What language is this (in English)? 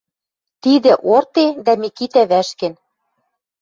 Western Mari